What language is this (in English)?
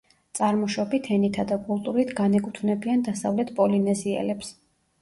Georgian